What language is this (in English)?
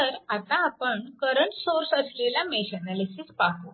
Marathi